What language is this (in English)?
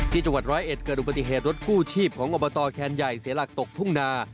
Thai